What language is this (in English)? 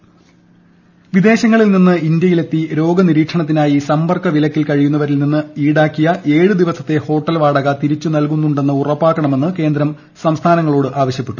Malayalam